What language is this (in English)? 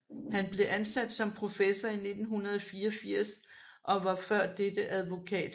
Danish